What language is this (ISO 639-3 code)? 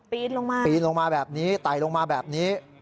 tha